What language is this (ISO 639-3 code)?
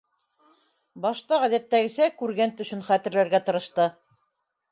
bak